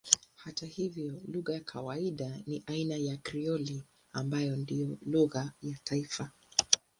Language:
Swahili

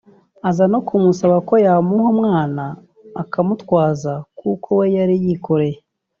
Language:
Kinyarwanda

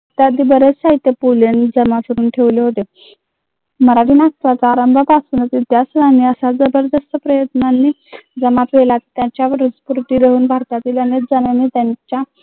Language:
Marathi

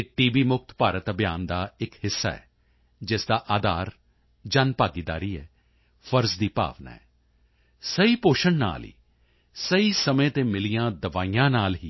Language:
Punjabi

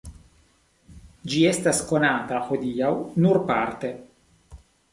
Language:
Esperanto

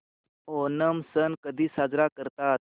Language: Marathi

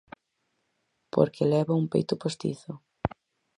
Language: Galician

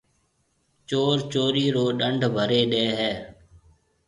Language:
Marwari (Pakistan)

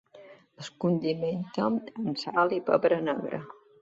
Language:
Catalan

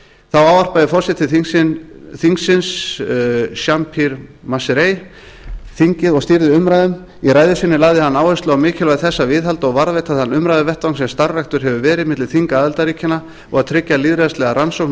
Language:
Icelandic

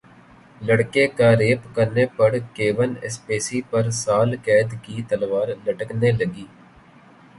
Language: Urdu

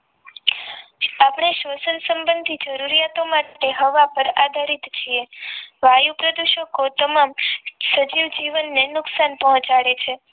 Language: Gujarati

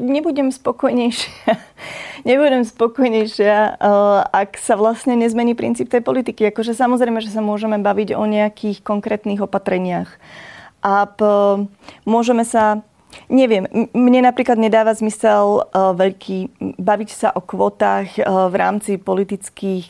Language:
Slovak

